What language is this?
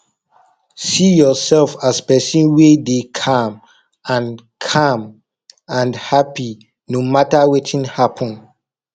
Nigerian Pidgin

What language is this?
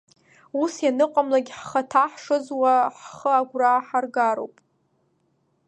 Abkhazian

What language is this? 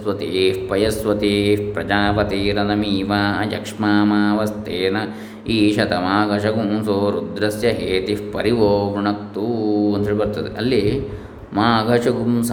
Kannada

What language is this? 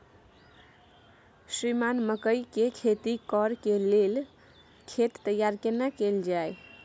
Maithili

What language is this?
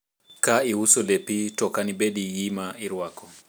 Luo (Kenya and Tanzania)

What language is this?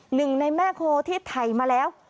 Thai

